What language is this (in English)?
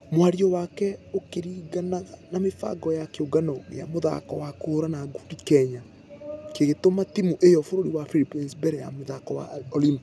Kikuyu